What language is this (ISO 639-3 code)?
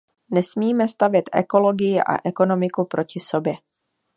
ces